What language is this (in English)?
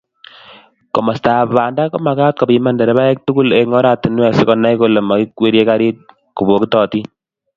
Kalenjin